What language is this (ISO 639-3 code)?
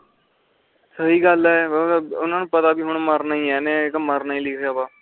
pan